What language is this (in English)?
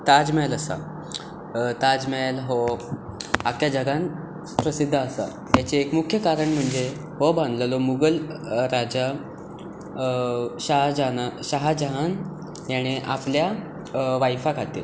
Konkani